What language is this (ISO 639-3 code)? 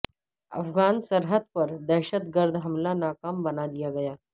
urd